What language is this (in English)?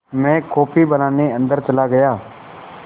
Hindi